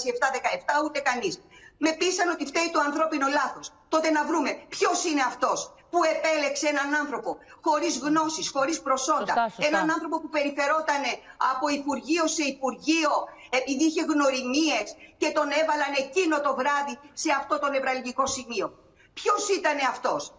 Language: Greek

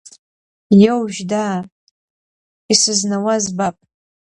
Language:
Abkhazian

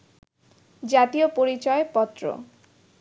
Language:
Bangla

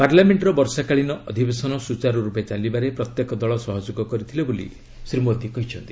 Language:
Odia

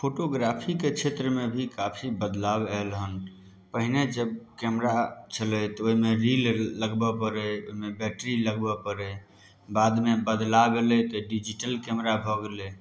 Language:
Maithili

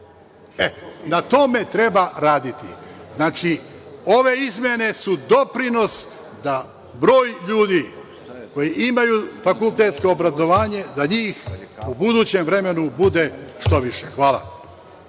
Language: Serbian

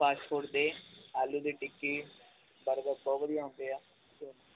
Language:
Punjabi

